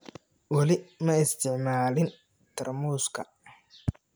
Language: Somali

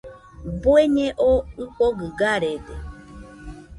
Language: Nüpode Huitoto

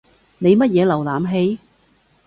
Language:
Cantonese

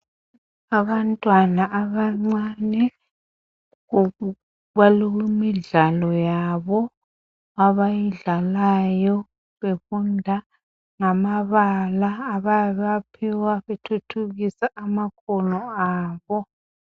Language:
North Ndebele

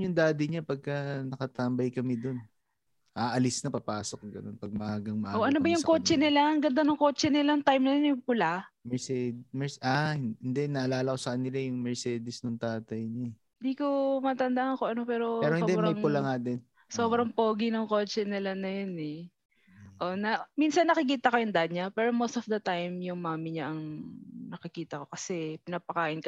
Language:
Filipino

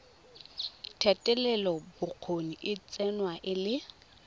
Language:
Tswana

